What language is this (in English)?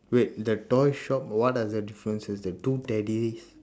English